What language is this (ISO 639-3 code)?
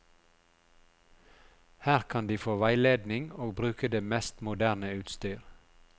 nor